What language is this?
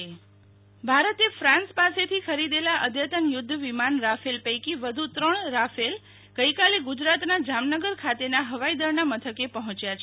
Gujarati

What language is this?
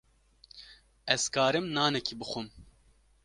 Kurdish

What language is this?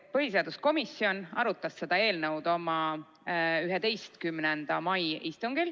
Estonian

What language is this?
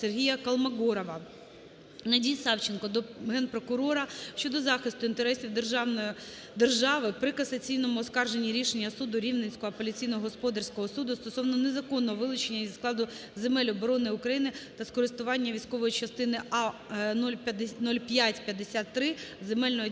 Ukrainian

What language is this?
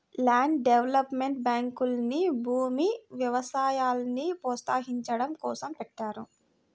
Telugu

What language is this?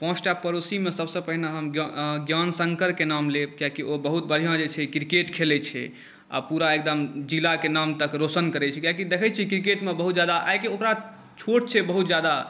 Maithili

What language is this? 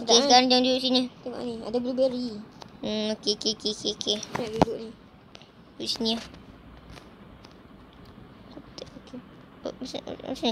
Malay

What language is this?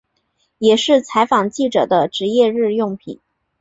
Chinese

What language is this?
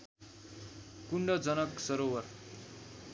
Nepali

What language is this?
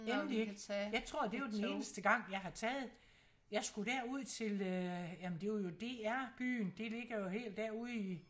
Danish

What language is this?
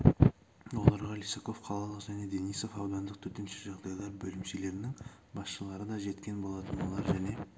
Kazakh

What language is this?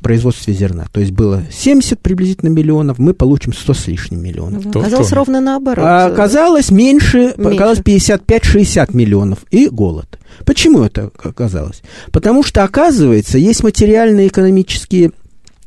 Russian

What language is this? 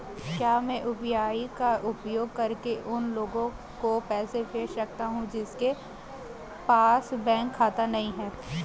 Hindi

